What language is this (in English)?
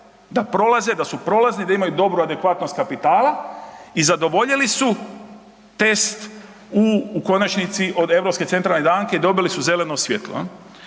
Croatian